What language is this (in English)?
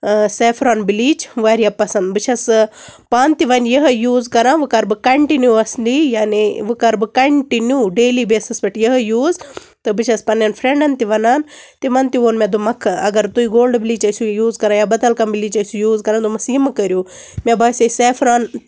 Kashmiri